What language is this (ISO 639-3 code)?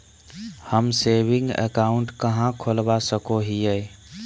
mag